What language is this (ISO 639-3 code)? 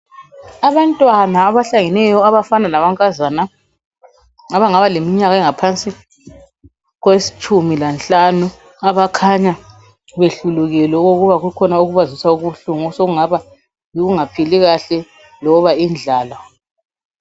nde